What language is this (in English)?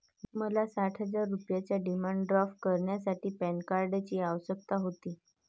Marathi